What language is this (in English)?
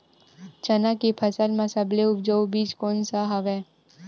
Chhattisgarhi